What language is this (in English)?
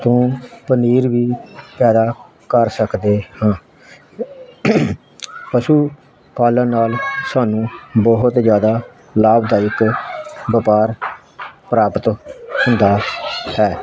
Punjabi